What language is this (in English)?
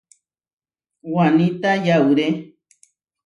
Huarijio